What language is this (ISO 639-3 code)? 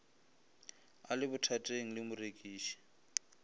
nso